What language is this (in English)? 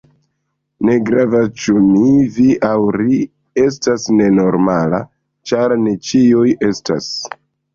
Esperanto